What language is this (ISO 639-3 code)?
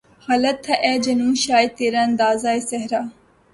urd